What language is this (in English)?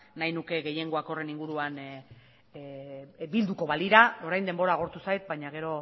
Basque